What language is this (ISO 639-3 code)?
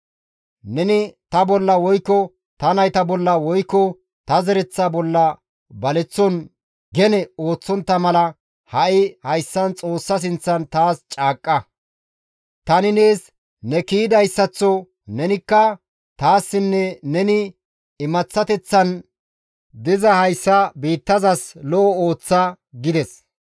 gmv